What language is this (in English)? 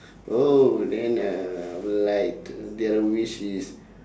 English